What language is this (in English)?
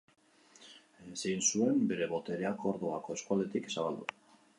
Basque